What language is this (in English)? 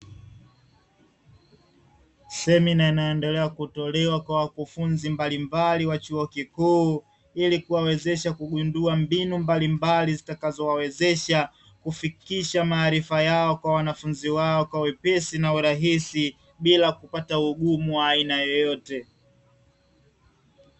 Swahili